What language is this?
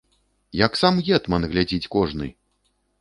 Belarusian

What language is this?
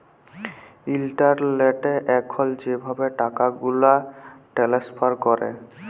Bangla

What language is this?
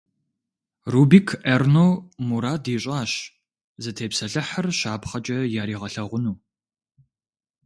Kabardian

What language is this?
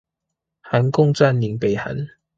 Chinese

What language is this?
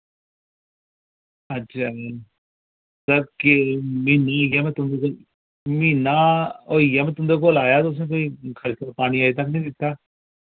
Dogri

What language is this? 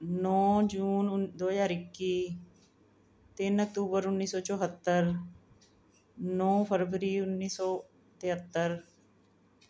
Punjabi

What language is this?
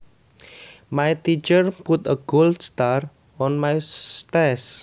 Javanese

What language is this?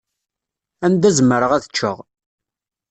Kabyle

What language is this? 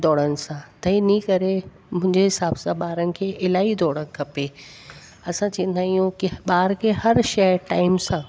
Sindhi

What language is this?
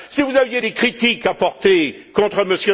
French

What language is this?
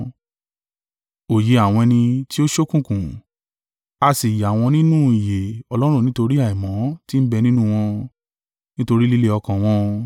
Yoruba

